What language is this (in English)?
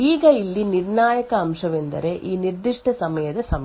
Kannada